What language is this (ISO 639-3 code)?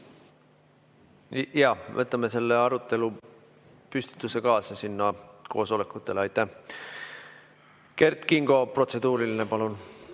est